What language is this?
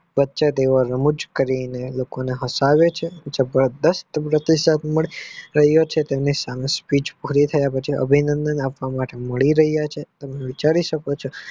Gujarati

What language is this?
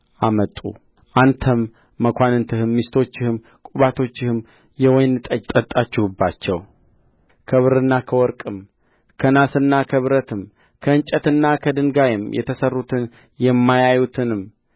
Amharic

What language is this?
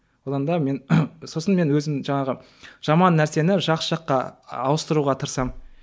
Kazakh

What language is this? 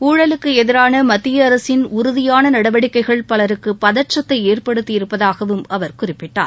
Tamil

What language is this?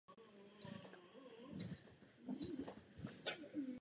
Czech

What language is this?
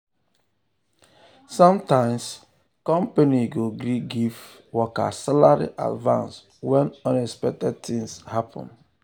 Nigerian Pidgin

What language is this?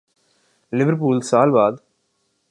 Urdu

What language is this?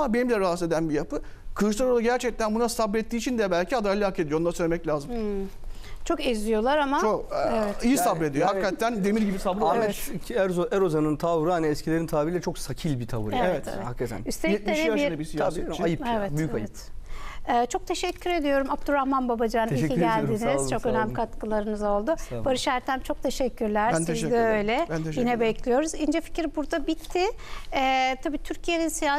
Turkish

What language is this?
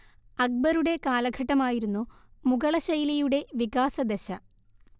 Malayalam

